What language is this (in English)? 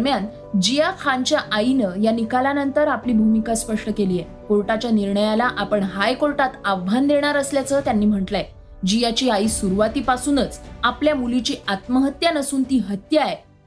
Marathi